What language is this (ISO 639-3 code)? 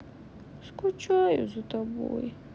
rus